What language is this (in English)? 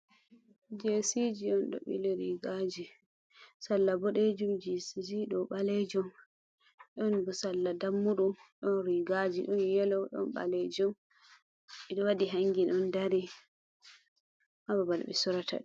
Fula